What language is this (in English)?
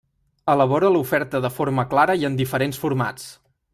Catalan